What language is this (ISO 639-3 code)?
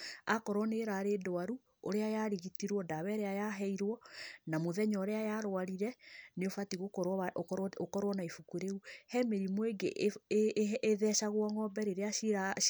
kik